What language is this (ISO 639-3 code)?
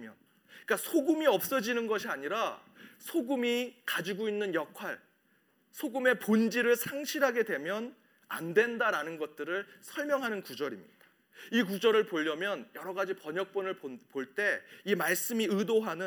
kor